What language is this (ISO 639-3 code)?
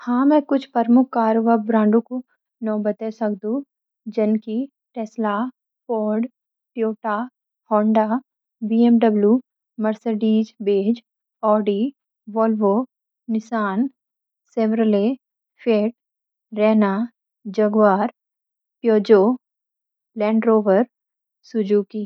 gbm